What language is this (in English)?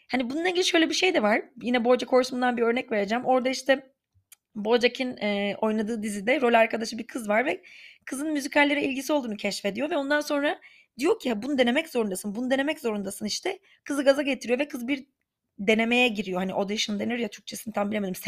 Turkish